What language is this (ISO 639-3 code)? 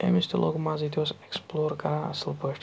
kas